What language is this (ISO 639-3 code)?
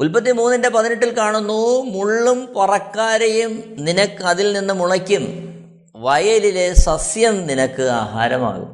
mal